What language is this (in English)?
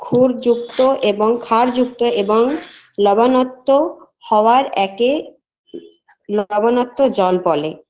Bangla